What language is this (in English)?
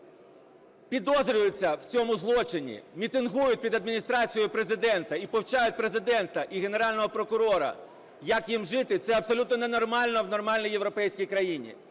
Ukrainian